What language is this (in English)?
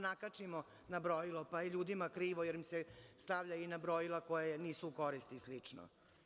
Serbian